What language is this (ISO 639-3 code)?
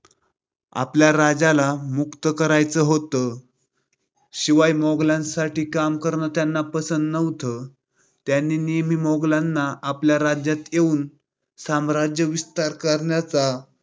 mar